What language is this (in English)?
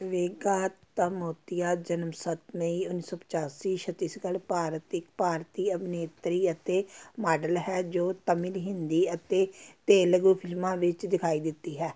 Punjabi